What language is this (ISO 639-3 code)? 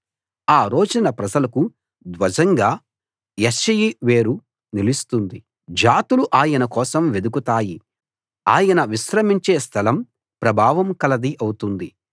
tel